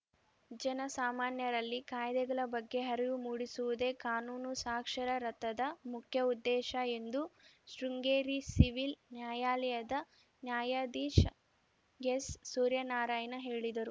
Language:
Kannada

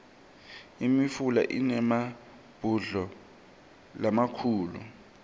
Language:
Swati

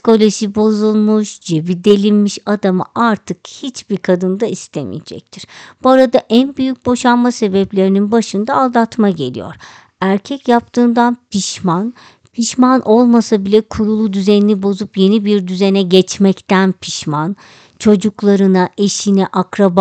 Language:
Turkish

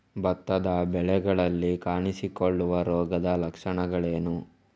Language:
Kannada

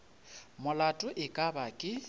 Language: Northern Sotho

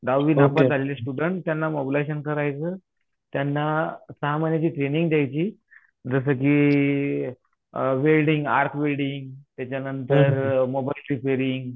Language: Marathi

